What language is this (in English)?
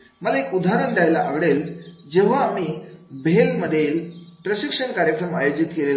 Marathi